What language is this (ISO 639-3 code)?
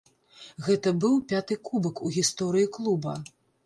bel